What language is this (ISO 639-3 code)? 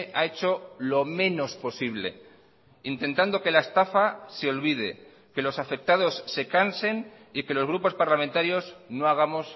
spa